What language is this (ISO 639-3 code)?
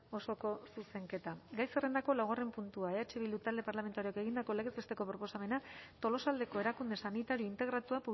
eus